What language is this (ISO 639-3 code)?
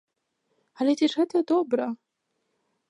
bel